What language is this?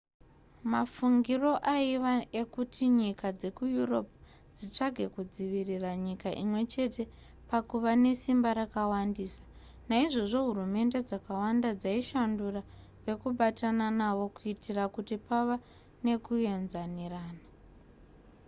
Shona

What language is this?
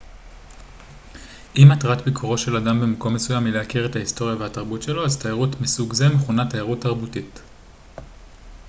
Hebrew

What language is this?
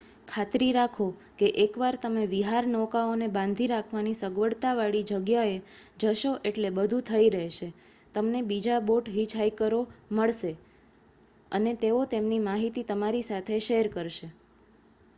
Gujarati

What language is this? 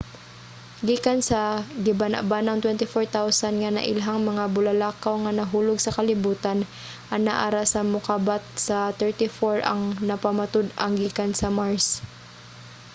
Cebuano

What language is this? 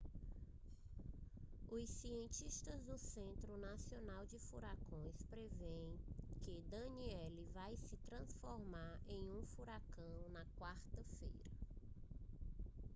Portuguese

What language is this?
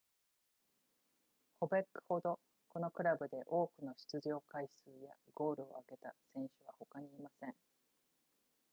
Japanese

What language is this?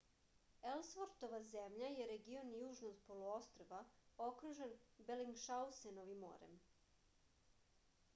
Serbian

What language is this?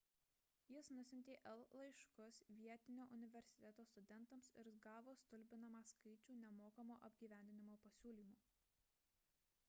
Lithuanian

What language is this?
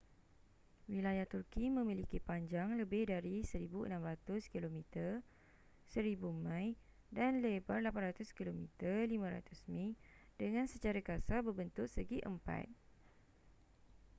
Malay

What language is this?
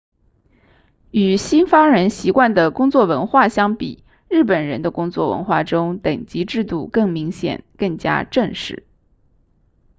Chinese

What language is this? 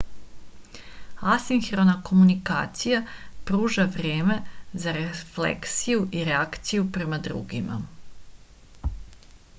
Serbian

